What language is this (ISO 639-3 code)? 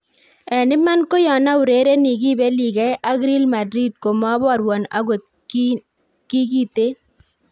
kln